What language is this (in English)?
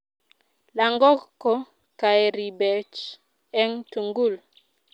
Kalenjin